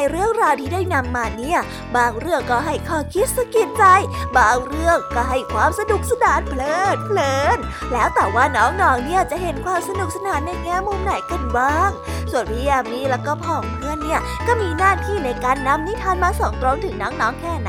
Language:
Thai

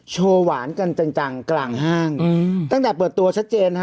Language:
Thai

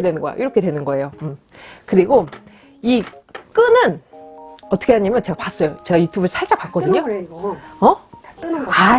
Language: Korean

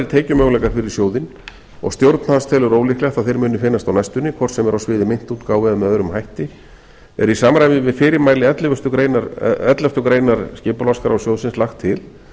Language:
Icelandic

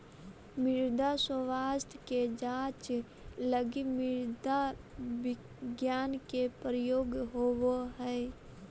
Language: Magahi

